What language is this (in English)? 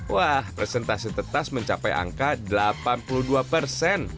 Indonesian